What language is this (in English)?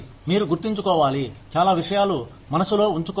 Telugu